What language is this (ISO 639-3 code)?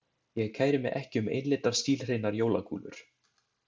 isl